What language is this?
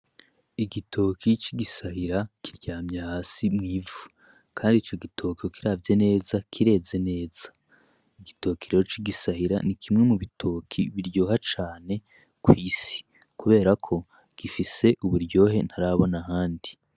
Rundi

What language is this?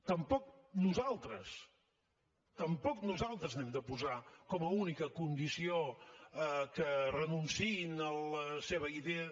Catalan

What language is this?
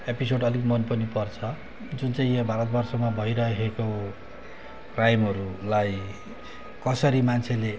Nepali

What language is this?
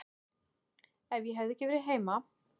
Icelandic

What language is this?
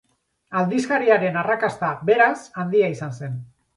Basque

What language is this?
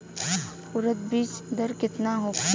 Bhojpuri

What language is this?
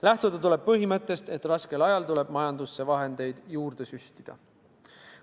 Estonian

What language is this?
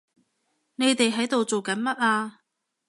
Cantonese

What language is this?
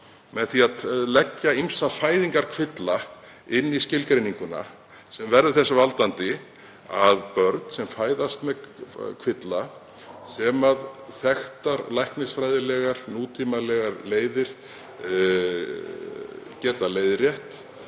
Icelandic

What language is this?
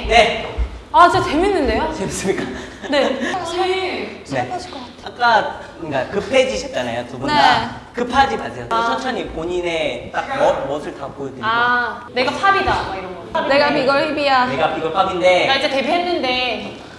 Korean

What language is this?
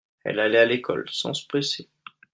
French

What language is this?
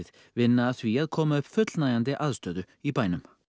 Icelandic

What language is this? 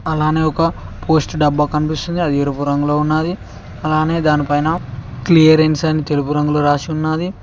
Telugu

